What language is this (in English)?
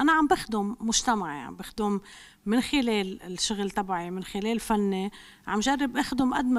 Arabic